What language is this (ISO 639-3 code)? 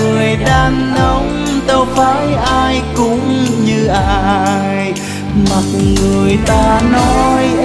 vie